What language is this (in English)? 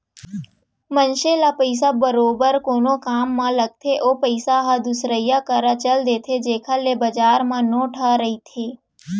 Chhattisgarhi